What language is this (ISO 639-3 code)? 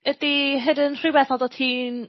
cym